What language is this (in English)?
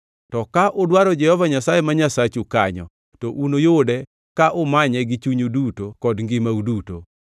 Luo (Kenya and Tanzania)